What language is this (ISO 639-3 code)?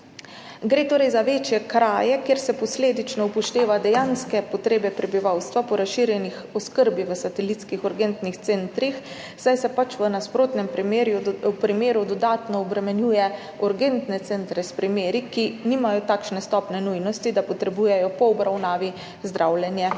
slv